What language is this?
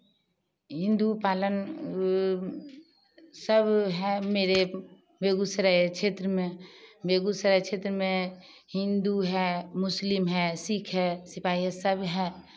Hindi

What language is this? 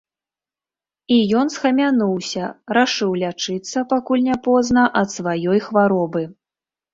Belarusian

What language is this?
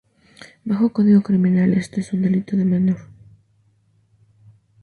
Spanish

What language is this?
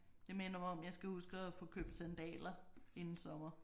Danish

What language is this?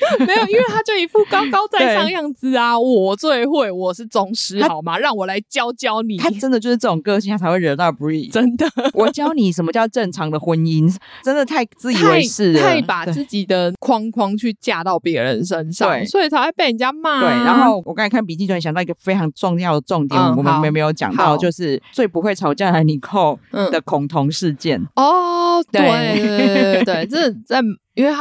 Chinese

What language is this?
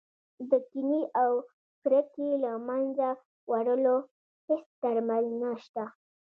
Pashto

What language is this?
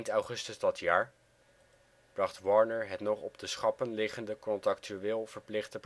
Dutch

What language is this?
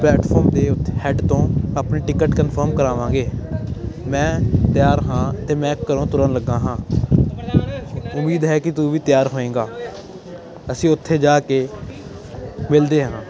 Punjabi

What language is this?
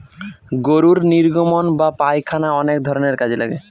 Bangla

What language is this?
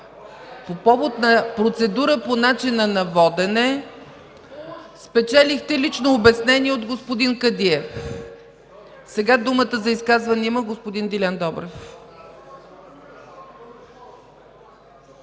Bulgarian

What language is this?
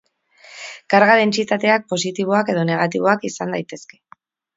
Basque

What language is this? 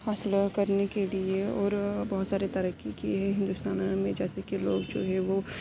Urdu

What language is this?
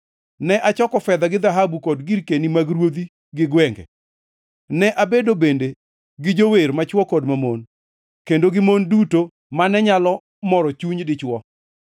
Luo (Kenya and Tanzania)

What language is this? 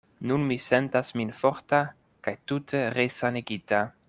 Esperanto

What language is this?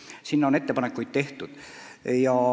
Estonian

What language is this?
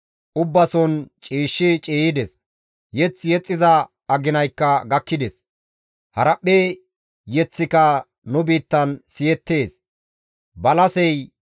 Gamo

